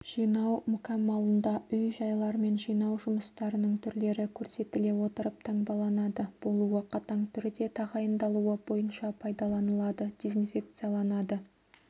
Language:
Kazakh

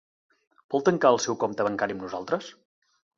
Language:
Catalan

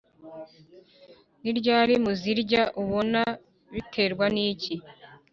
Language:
Kinyarwanda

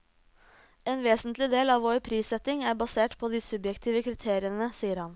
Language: Norwegian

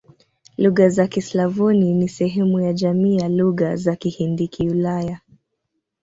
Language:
Swahili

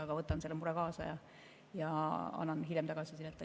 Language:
Estonian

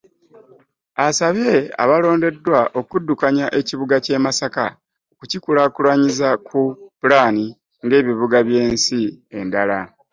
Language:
Ganda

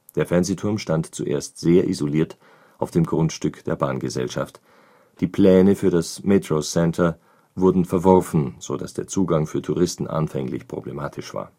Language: German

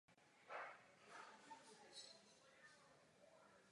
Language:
Czech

